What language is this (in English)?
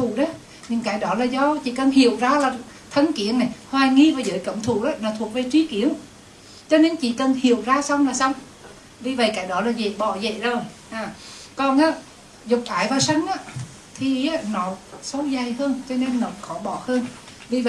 Vietnamese